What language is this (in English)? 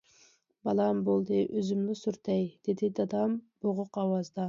Uyghur